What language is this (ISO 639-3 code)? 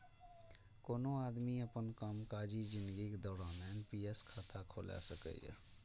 mai